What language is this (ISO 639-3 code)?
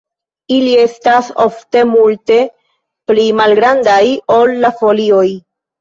epo